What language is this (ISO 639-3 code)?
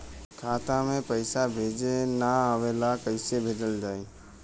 bho